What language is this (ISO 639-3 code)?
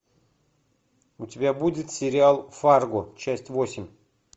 rus